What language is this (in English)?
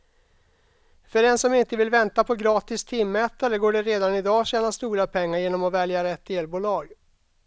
Swedish